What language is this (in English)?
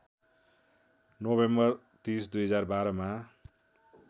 Nepali